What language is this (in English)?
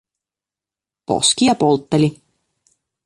Finnish